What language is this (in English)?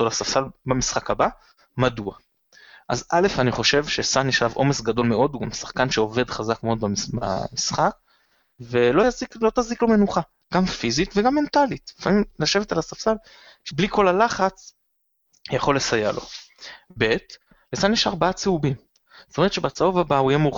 Hebrew